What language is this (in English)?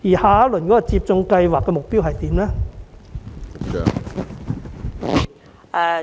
Cantonese